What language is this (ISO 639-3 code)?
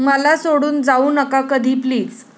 mar